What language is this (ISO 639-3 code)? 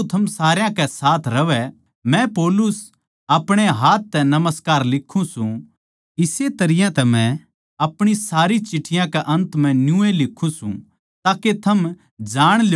bgc